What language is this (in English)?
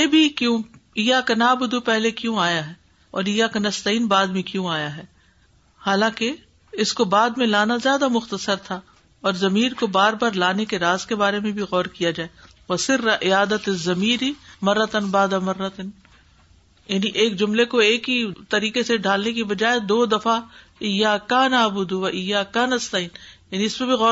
Urdu